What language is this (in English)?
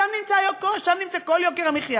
Hebrew